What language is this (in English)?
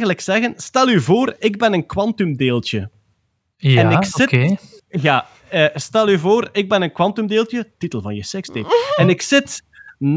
Dutch